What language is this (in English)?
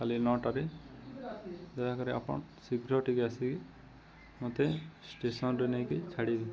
Odia